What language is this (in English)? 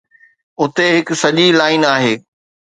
Sindhi